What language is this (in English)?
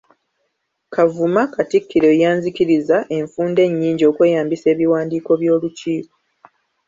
Ganda